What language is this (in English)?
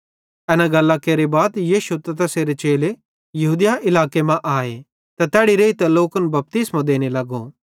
Bhadrawahi